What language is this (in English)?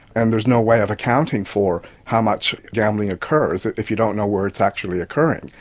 English